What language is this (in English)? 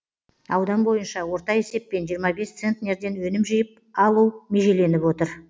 Kazakh